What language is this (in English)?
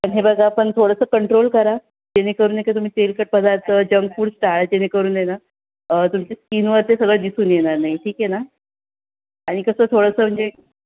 Marathi